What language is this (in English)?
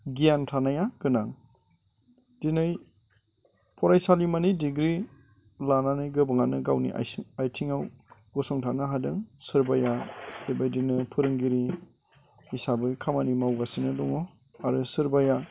Bodo